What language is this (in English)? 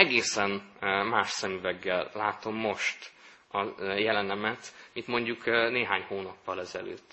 Hungarian